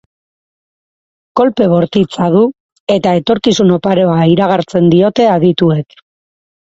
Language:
Basque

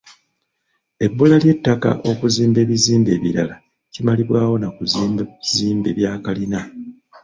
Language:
Ganda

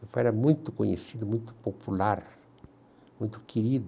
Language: Portuguese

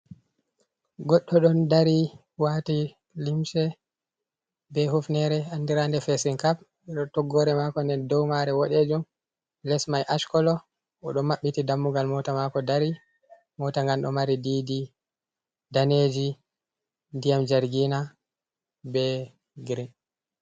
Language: Fula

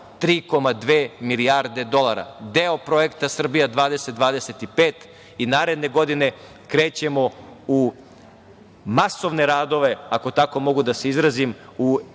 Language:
Serbian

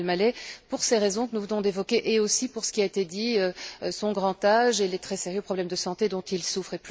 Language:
French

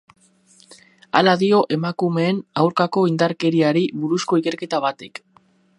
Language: Basque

